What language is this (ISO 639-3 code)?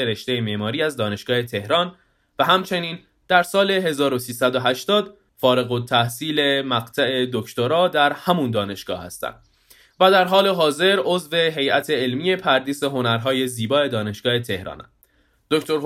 fas